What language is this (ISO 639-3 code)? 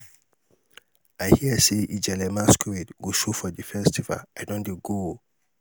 pcm